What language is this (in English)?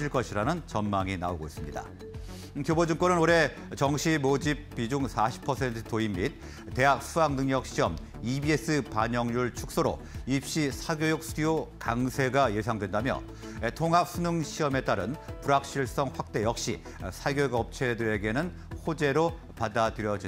Korean